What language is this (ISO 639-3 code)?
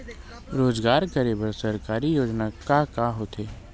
hne